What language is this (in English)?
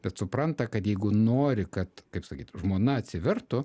Lithuanian